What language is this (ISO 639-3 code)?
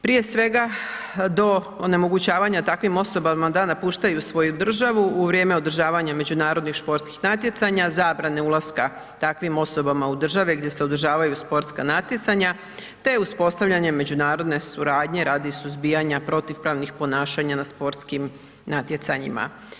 hrv